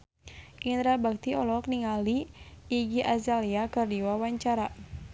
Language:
Sundanese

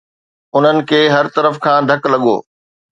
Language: Sindhi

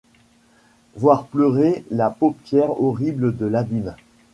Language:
French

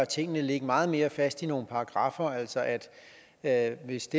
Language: Danish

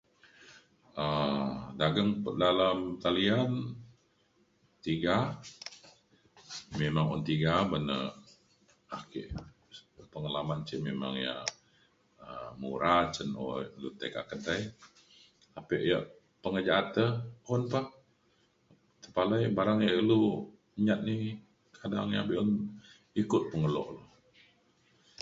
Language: Mainstream Kenyah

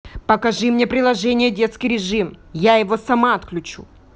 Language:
Russian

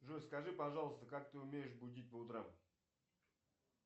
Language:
Russian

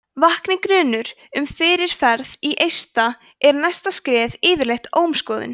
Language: Icelandic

